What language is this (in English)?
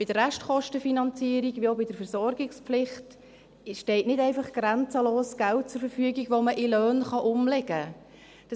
Swiss German